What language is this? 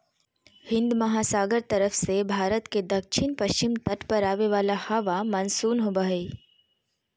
Magahi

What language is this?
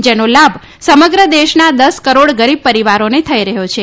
Gujarati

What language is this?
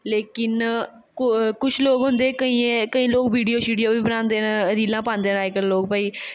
Dogri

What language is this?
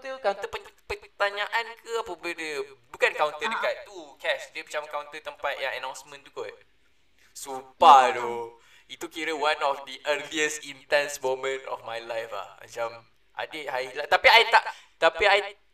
Malay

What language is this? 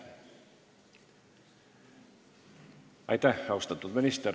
Estonian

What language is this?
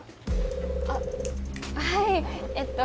Japanese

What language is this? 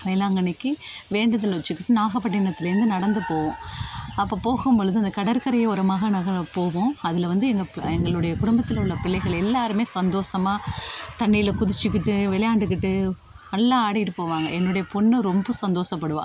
Tamil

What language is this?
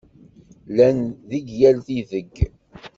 Kabyle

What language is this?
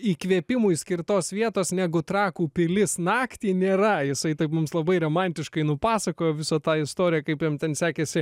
Lithuanian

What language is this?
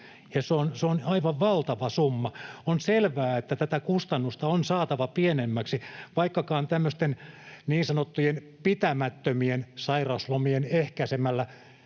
Finnish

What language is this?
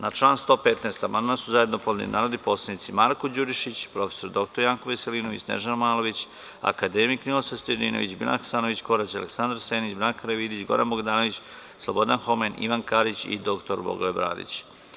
Serbian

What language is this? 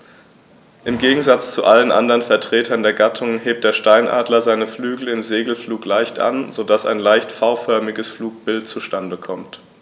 German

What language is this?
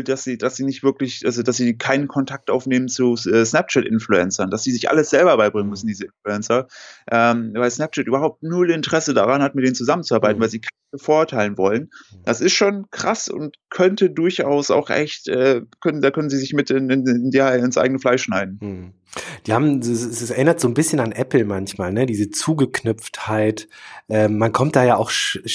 German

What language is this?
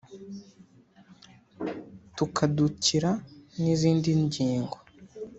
Kinyarwanda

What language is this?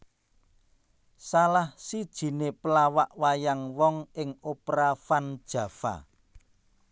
Javanese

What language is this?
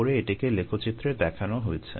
Bangla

